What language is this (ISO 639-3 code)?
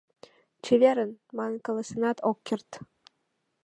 chm